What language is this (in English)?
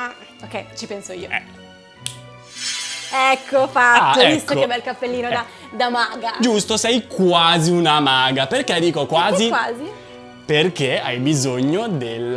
Italian